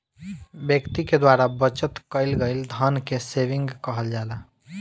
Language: Bhojpuri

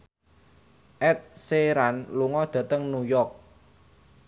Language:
Javanese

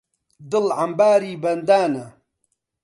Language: Central Kurdish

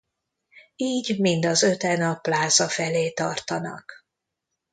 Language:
Hungarian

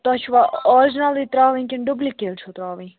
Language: Kashmiri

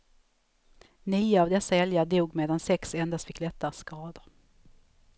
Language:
Swedish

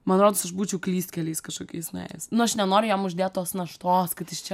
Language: Lithuanian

